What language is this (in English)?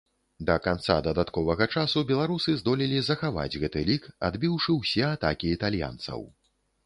Belarusian